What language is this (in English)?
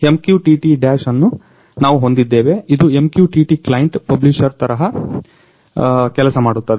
Kannada